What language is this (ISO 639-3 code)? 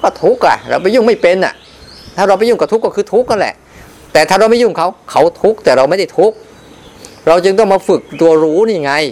tha